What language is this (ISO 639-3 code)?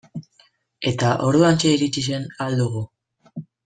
eus